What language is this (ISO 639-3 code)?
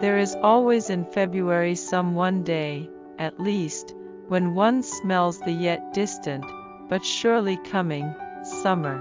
eng